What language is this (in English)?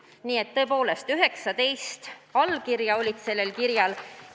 Estonian